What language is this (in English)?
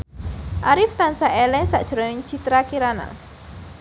Javanese